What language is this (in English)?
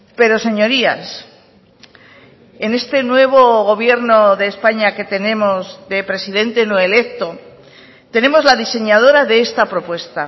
Spanish